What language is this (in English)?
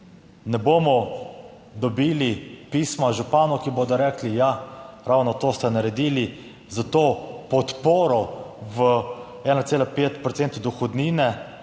Slovenian